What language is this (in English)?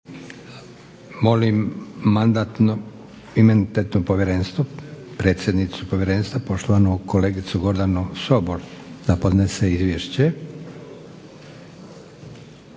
Croatian